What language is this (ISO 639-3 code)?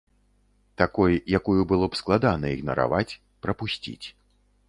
bel